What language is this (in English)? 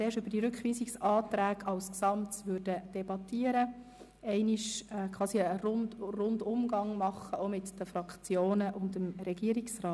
Swiss German